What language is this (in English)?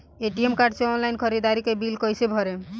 Bhojpuri